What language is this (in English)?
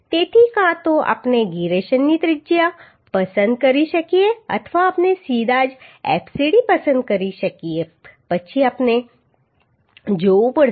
Gujarati